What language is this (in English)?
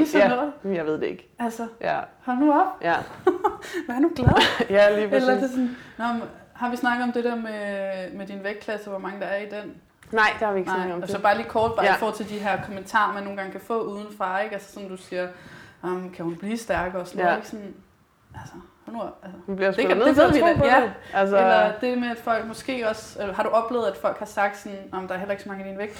Danish